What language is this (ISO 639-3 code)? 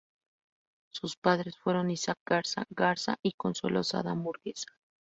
spa